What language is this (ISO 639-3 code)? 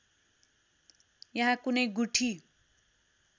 nep